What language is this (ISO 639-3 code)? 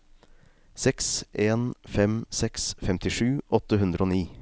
nor